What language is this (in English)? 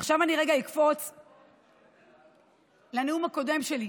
Hebrew